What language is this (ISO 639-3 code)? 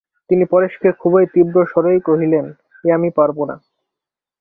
ben